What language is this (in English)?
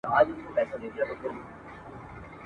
Pashto